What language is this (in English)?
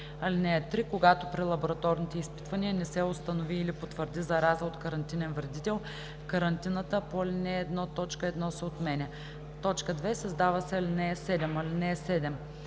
Bulgarian